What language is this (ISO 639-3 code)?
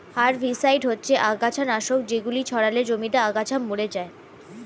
ben